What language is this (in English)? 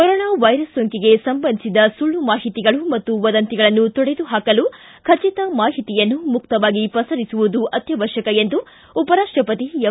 Kannada